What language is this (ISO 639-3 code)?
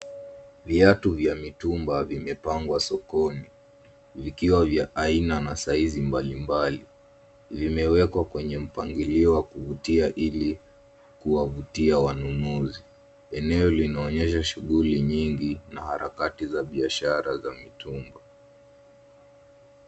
swa